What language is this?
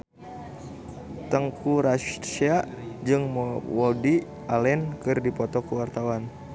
Sundanese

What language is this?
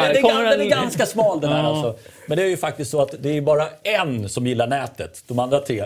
Swedish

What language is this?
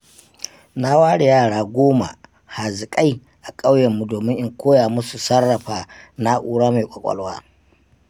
Hausa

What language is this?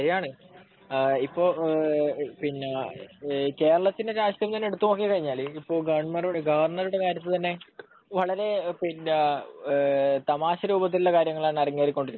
Malayalam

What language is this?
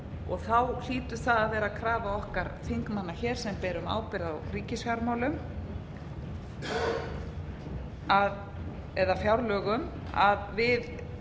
Icelandic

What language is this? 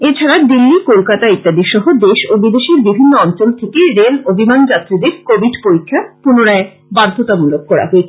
Bangla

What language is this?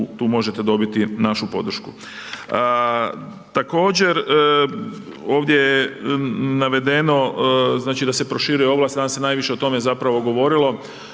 Croatian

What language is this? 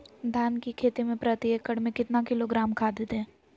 Magahi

